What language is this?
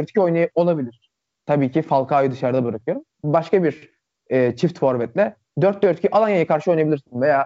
Turkish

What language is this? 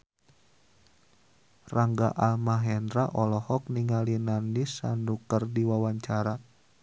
Sundanese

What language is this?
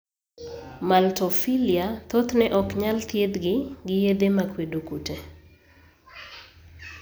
Luo (Kenya and Tanzania)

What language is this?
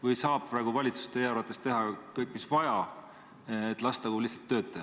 Estonian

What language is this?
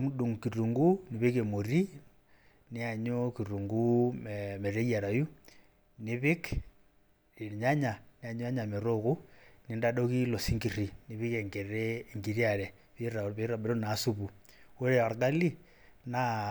Masai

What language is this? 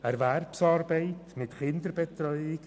Swiss German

